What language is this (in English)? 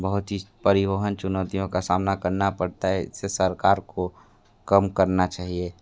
Hindi